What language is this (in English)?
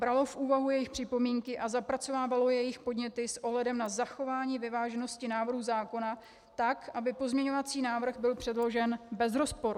Czech